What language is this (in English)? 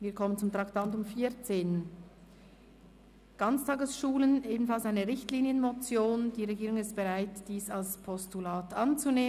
Swiss German